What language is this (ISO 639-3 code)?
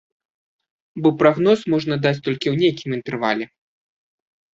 bel